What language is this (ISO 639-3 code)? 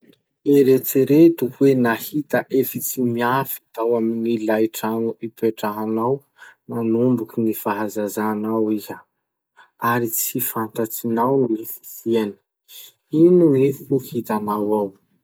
msh